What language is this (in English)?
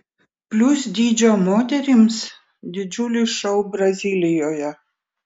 Lithuanian